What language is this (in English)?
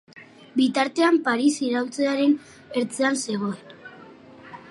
Basque